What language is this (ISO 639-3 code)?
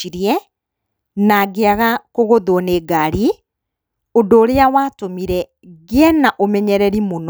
kik